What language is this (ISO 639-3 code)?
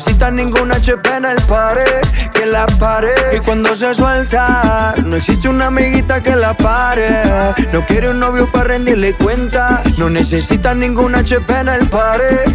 spa